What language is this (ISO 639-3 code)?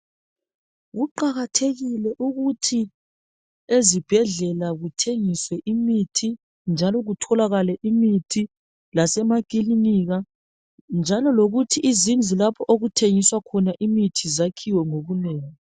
nde